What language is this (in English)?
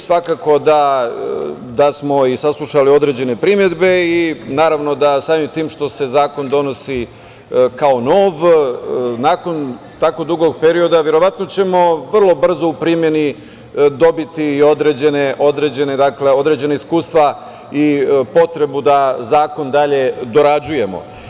Serbian